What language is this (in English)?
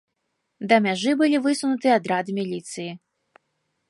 Belarusian